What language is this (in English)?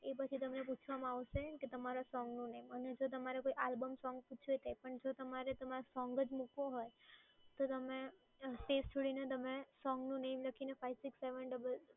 Gujarati